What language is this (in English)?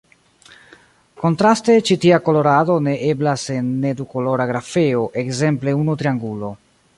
Esperanto